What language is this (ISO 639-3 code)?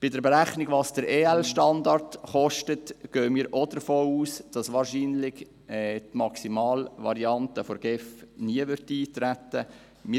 gsw